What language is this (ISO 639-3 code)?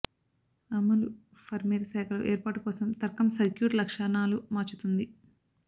tel